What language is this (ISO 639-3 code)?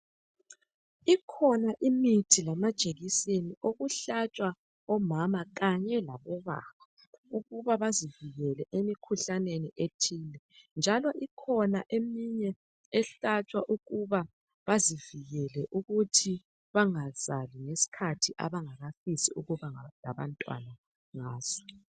nde